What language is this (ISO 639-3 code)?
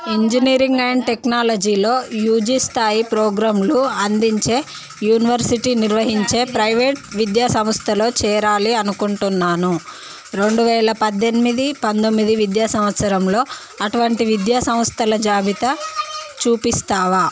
tel